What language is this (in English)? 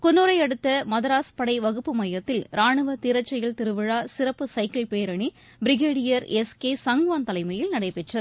Tamil